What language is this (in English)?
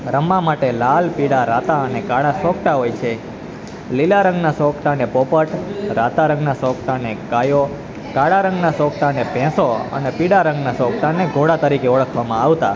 Gujarati